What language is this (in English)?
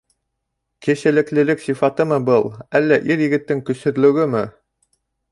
Bashkir